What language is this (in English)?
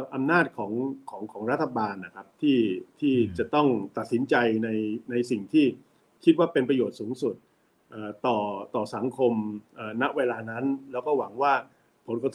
Thai